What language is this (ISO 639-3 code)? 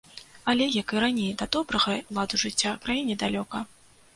bel